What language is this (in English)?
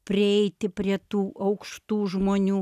Lithuanian